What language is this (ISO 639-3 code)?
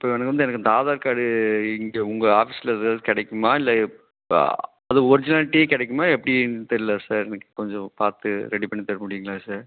tam